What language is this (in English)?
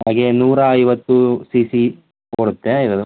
Kannada